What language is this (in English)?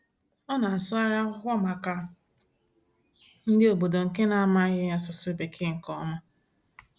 Igbo